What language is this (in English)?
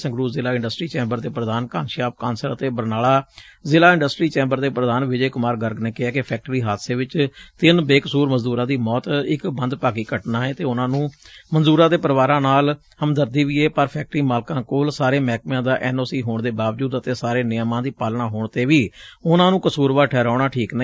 Punjabi